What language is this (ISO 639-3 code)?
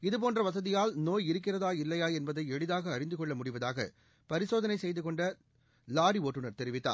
tam